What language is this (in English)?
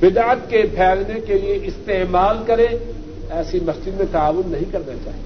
Urdu